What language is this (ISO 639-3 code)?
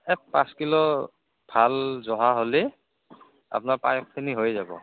asm